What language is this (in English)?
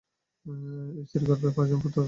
Bangla